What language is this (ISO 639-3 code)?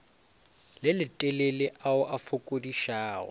nso